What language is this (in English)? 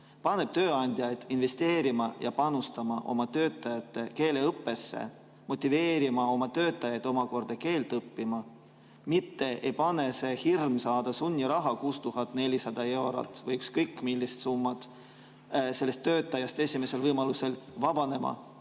Estonian